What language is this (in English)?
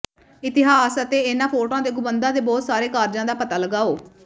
Punjabi